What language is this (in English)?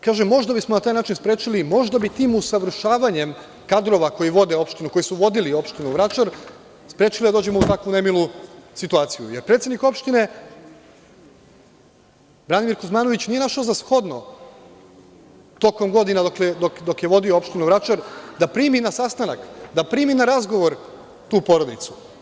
Serbian